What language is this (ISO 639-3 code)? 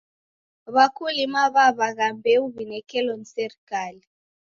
dav